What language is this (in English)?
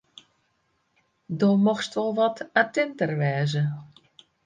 Western Frisian